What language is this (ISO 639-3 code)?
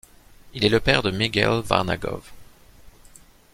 fra